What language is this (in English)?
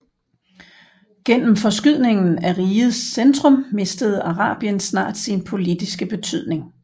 Danish